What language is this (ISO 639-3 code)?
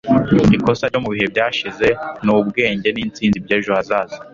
kin